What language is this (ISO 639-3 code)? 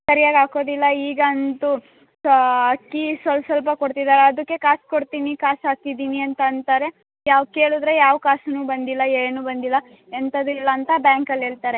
kan